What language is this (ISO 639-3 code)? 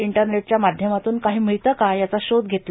mar